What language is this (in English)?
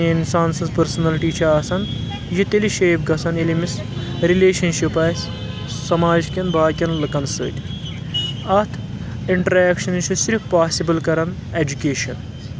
Kashmiri